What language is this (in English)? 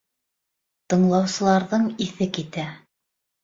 Bashkir